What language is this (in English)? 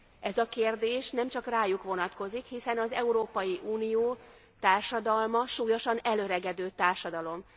Hungarian